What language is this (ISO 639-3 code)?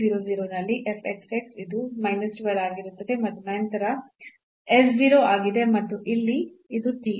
kan